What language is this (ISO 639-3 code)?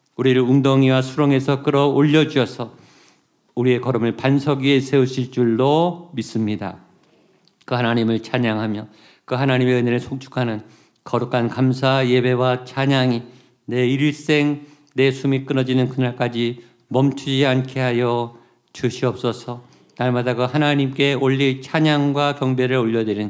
kor